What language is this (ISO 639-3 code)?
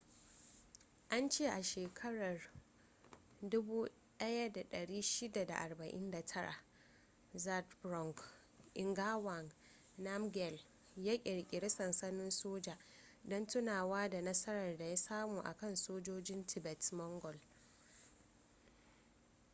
hau